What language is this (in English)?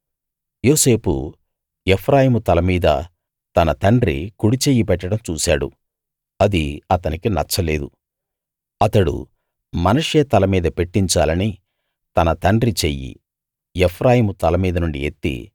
Telugu